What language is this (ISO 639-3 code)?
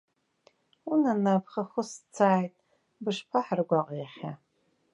abk